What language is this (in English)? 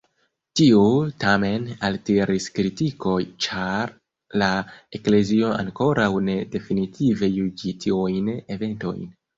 Esperanto